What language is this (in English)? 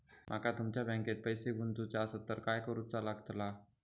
Marathi